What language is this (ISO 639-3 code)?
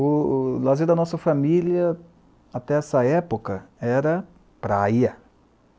por